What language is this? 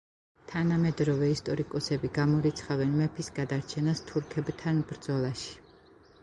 Georgian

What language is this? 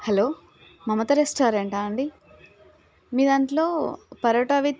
Telugu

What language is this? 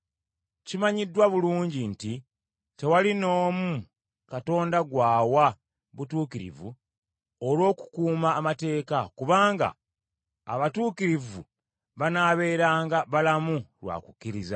Ganda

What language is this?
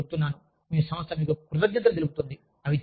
Telugu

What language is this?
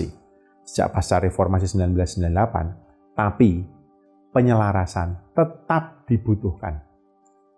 Indonesian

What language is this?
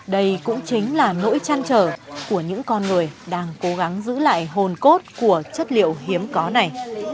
Vietnamese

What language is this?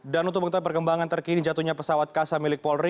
Indonesian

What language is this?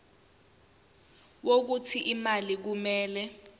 Zulu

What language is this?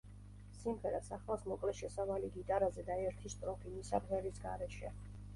Georgian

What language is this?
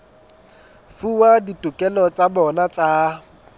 Southern Sotho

